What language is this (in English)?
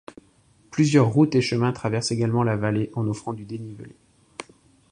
French